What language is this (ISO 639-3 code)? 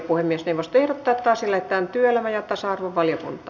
fin